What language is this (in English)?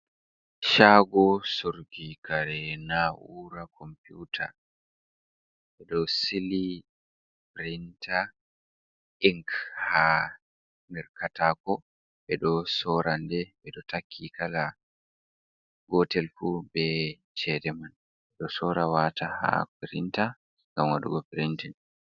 Fula